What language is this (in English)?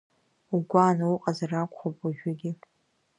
Abkhazian